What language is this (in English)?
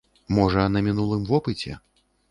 Belarusian